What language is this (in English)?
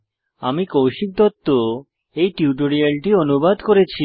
Bangla